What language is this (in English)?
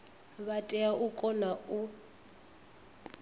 Venda